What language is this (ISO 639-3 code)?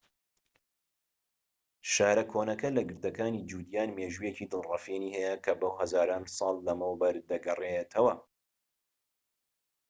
ckb